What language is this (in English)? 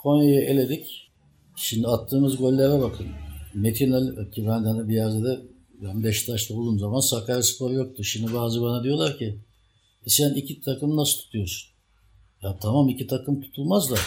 Turkish